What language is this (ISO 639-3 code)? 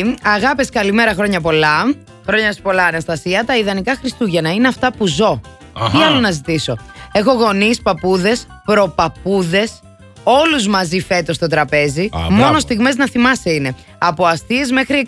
ell